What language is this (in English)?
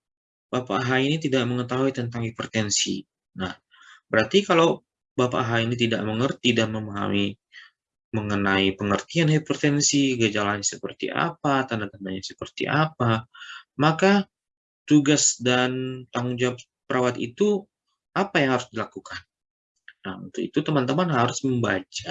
Indonesian